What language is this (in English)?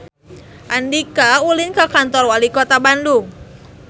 Sundanese